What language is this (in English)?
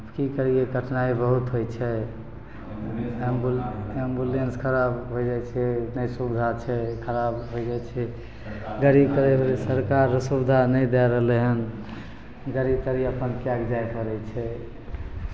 Maithili